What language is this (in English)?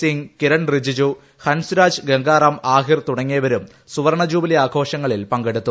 Malayalam